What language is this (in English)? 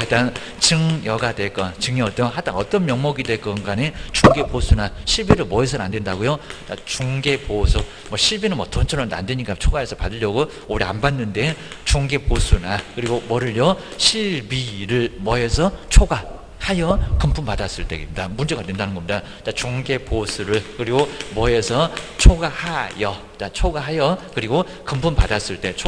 Korean